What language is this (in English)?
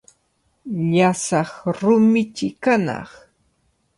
Cajatambo North Lima Quechua